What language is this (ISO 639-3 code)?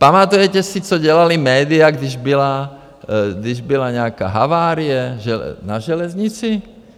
ces